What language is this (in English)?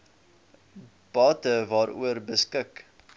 Afrikaans